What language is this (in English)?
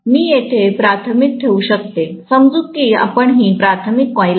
Marathi